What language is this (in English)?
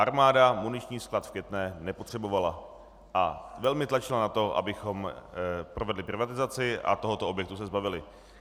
Czech